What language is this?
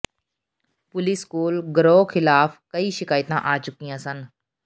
Punjabi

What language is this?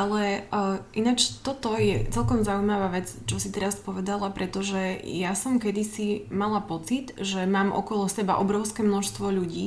Slovak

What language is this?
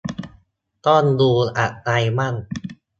Thai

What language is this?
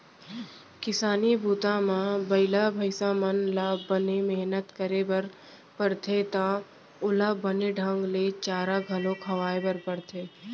Chhattisgarhi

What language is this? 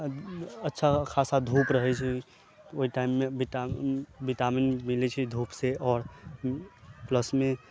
Maithili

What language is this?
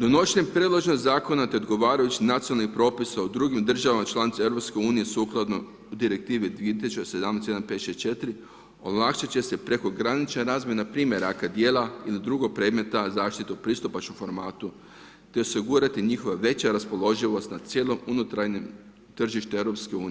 Croatian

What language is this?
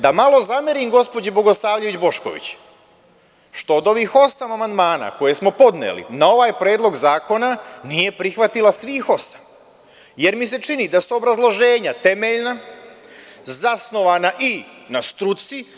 Serbian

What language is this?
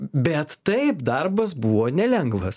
Lithuanian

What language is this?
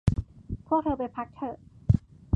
Thai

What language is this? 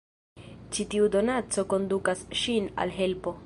Esperanto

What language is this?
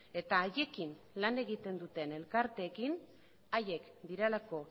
Basque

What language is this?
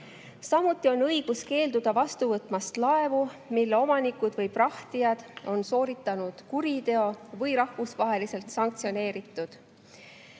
Estonian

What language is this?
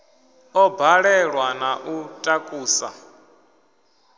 Venda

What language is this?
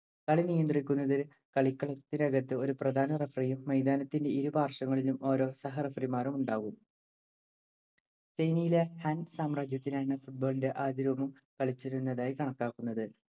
Malayalam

